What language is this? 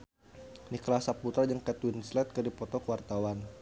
Sundanese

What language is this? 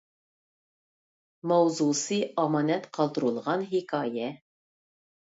Uyghur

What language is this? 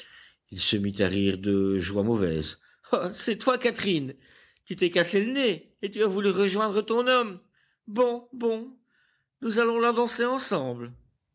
French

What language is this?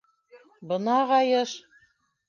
Bashkir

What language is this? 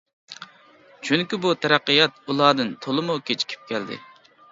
Uyghur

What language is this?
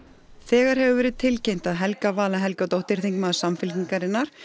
Icelandic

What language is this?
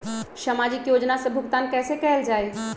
Magahi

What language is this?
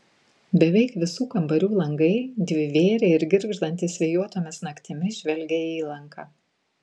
Lithuanian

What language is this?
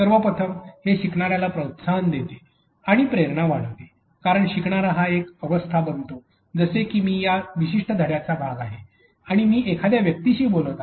Marathi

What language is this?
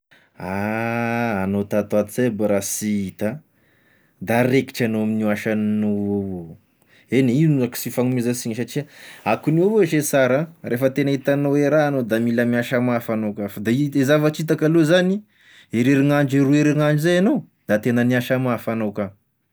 Tesaka Malagasy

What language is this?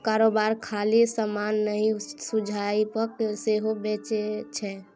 Maithili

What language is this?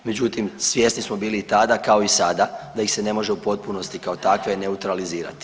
Croatian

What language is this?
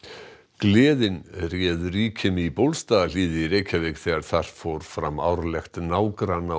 Icelandic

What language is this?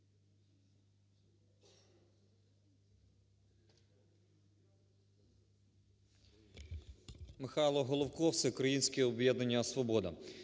Ukrainian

